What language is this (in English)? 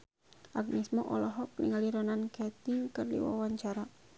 Sundanese